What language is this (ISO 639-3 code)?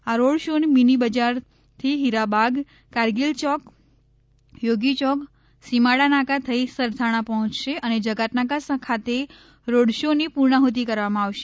guj